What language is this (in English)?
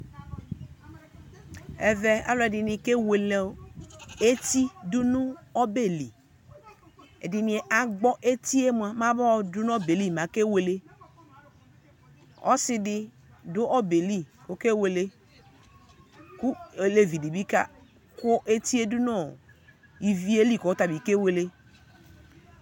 Ikposo